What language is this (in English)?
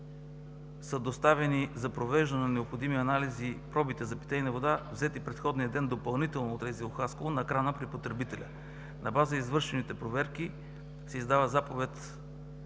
Bulgarian